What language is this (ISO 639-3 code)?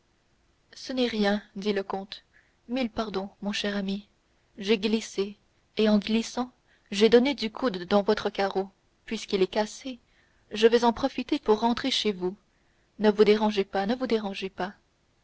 fra